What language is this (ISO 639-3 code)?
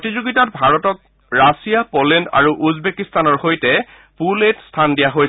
asm